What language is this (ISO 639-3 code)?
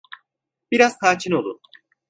tur